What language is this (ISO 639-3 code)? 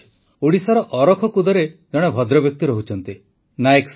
ori